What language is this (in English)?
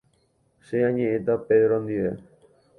Guarani